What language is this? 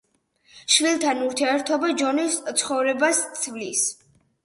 Georgian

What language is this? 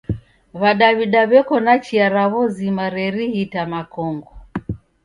Taita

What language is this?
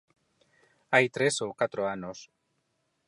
Galician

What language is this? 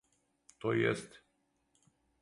Serbian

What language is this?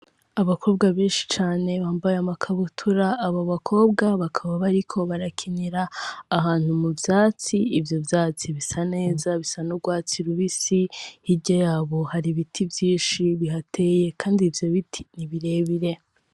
Rundi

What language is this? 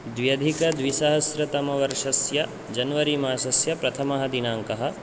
Sanskrit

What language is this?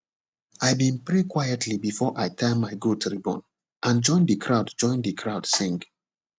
Nigerian Pidgin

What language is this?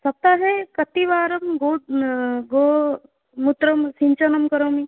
Sanskrit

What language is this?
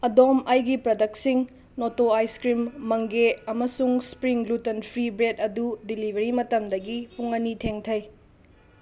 Manipuri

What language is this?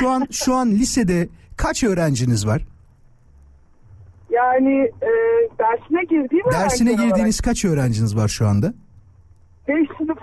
Turkish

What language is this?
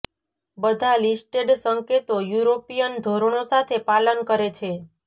Gujarati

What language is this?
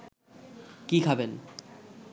Bangla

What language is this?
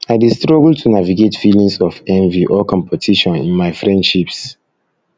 Nigerian Pidgin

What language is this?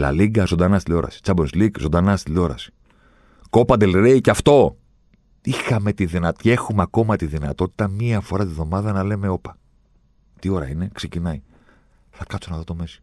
Greek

